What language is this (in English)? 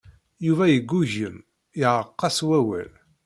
Kabyle